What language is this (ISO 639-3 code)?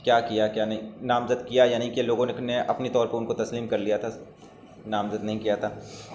urd